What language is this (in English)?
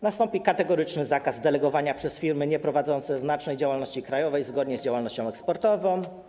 Polish